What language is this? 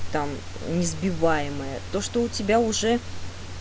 Russian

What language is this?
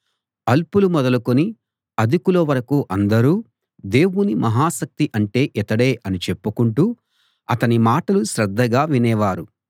Telugu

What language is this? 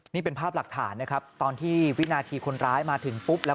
Thai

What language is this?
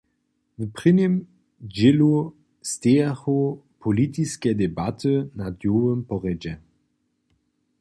Upper Sorbian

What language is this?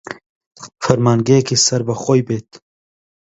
Central Kurdish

